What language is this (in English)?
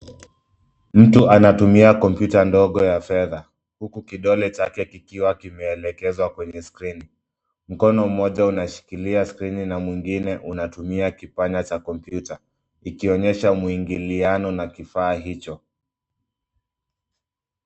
Swahili